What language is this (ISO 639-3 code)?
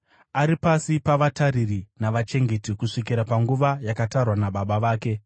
sna